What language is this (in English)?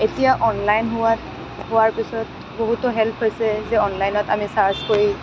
Assamese